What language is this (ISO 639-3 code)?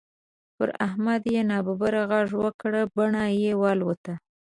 pus